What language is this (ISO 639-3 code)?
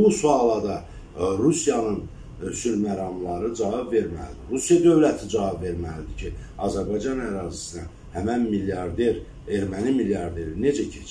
tur